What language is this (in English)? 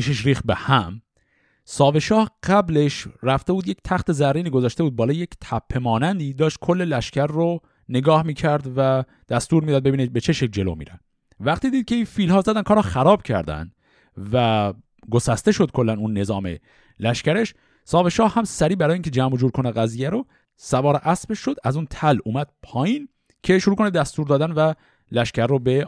Persian